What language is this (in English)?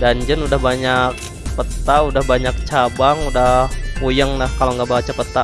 Indonesian